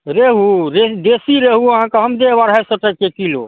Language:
Maithili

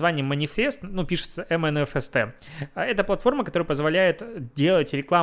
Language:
Russian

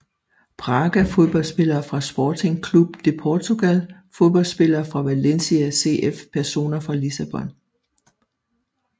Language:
Danish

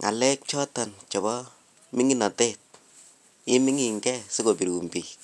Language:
Kalenjin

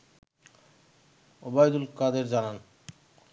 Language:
Bangla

